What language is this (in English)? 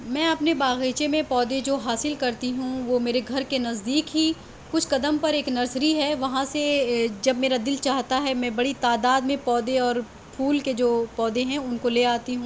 Urdu